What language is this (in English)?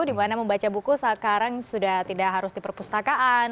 Indonesian